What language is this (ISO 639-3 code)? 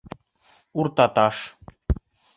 bak